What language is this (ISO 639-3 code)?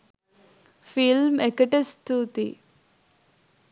sin